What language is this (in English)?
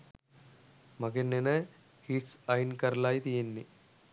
Sinhala